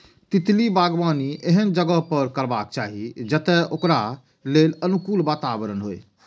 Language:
Maithili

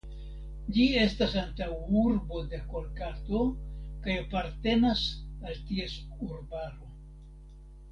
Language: Esperanto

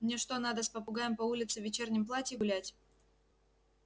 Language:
Russian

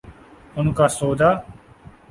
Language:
Urdu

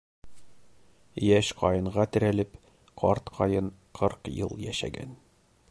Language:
Bashkir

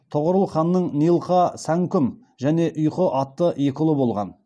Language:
Kazakh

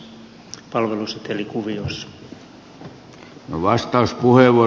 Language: Finnish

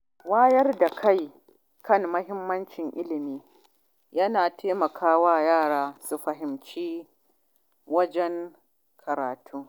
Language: Hausa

